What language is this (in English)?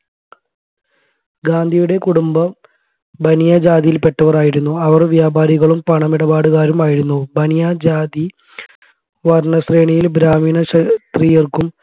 Malayalam